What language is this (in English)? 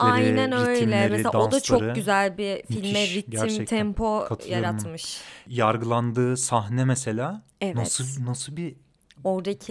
Turkish